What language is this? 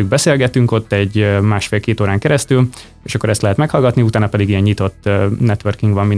Hungarian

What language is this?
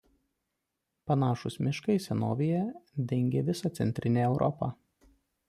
Lithuanian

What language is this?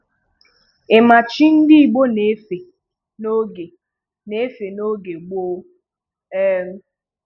Igbo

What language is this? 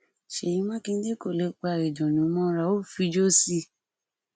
Yoruba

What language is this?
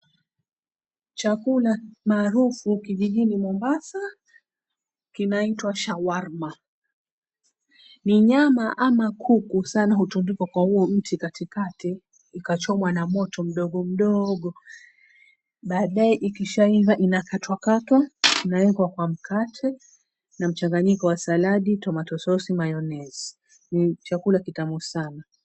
Swahili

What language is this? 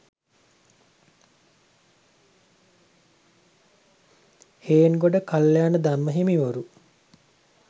Sinhala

